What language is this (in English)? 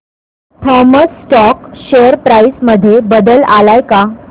Marathi